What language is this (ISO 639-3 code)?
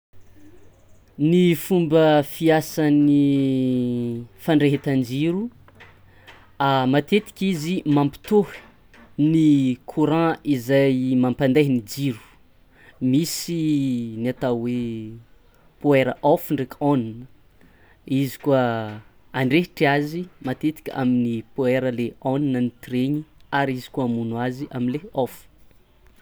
xmw